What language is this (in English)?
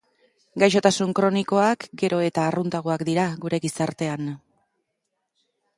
Basque